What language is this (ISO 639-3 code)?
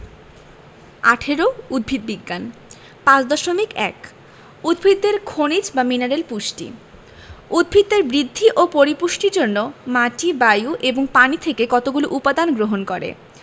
ben